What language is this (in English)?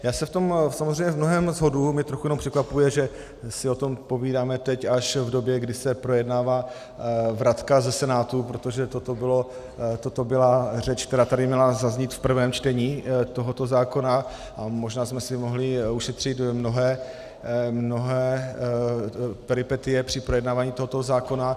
Czech